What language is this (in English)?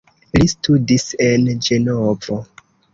Esperanto